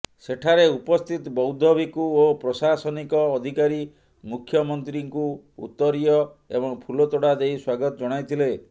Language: Odia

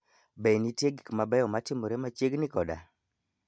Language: Luo (Kenya and Tanzania)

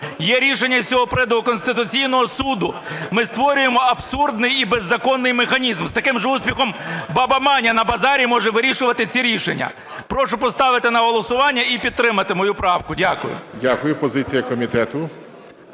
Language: Ukrainian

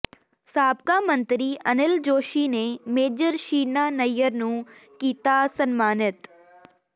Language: Punjabi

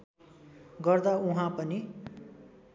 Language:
Nepali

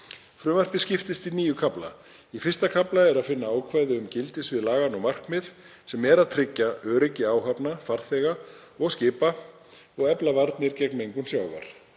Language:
Icelandic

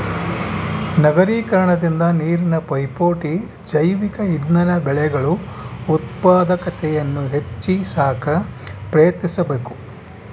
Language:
Kannada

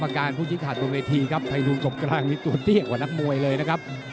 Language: Thai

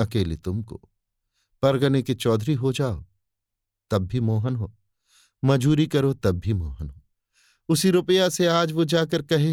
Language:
Hindi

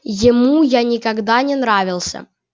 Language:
Russian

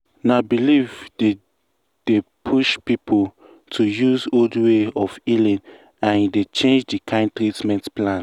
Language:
Nigerian Pidgin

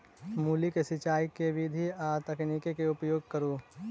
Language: Maithili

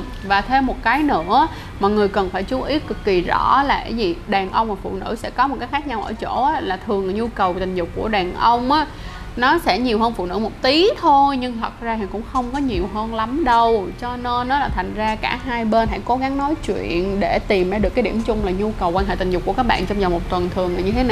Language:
Vietnamese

